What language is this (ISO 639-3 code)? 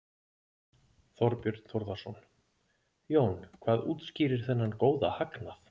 isl